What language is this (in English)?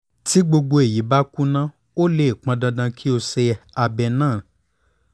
Yoruba